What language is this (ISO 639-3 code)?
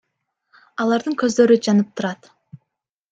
kir